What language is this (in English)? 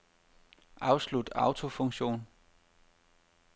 Danish